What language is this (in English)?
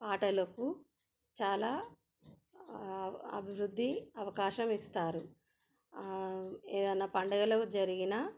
Telugu